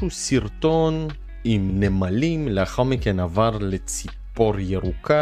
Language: Hebrew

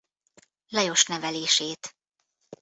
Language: Hungarian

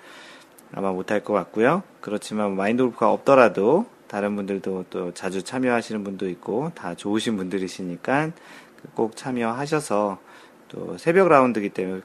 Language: Korean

